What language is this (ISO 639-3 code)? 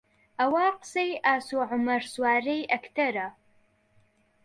ckb